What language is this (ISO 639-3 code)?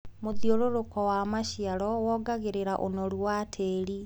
kik